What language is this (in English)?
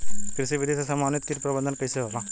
Bhojpuri